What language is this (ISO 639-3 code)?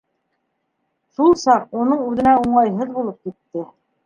bak